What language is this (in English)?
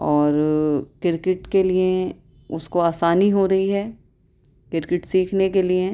Urdu